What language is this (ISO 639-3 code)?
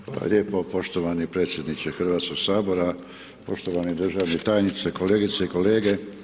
hrv